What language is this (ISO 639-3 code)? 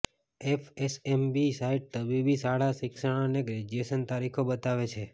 guj